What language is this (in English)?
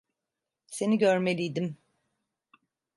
Turkish